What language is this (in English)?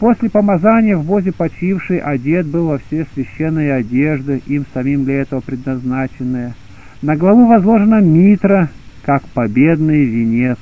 Russian